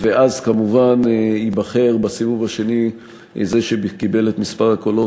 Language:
Hebrew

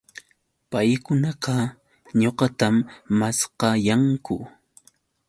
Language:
Yauyos Quechua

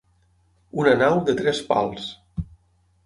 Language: Catalan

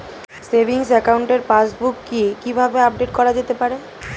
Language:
Bangla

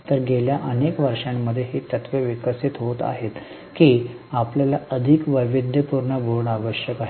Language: Marathi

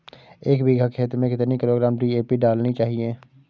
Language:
Hindi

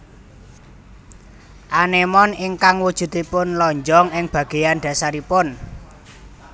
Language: Javanese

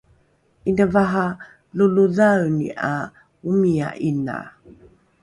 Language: Rukai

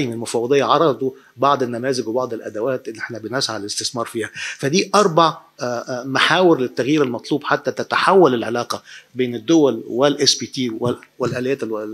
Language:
Arabic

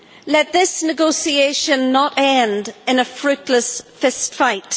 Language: English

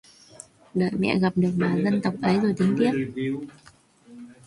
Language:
Vietnamese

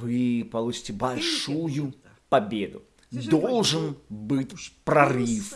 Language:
Russian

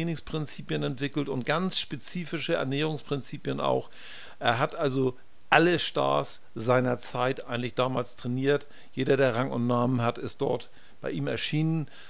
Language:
German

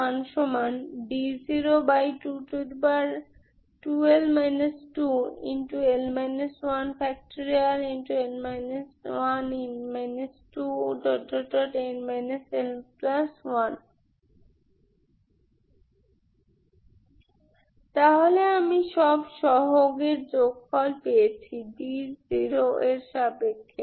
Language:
Bangla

